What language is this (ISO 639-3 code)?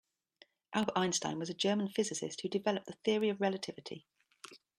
eng